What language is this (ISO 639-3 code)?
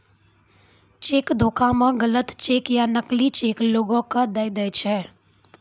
mai